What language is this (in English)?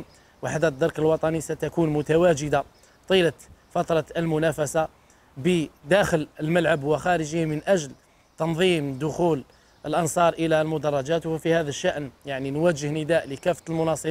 Arabic